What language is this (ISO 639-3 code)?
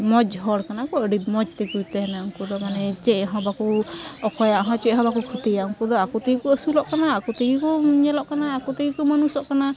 sat